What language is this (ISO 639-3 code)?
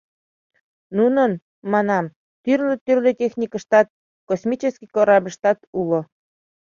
chm